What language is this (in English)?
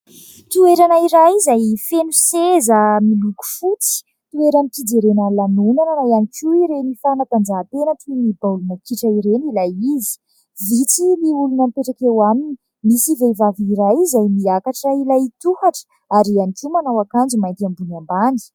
Malagasy